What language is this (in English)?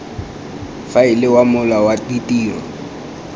Tswana